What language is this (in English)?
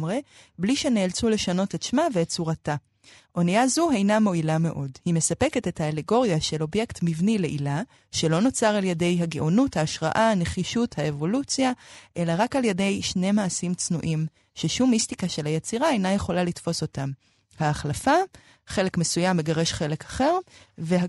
Hebrew